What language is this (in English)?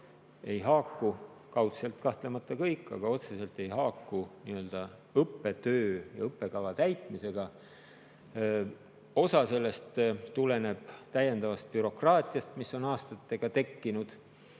Estonian